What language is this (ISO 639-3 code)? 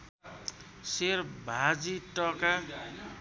nep